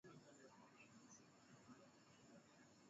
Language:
Swahili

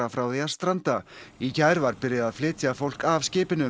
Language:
Icelandic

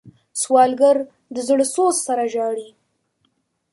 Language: Pashto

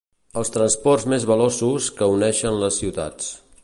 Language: Catalan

